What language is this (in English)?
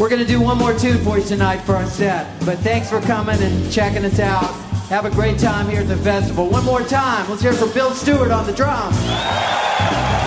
English